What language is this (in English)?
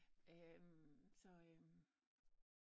Danish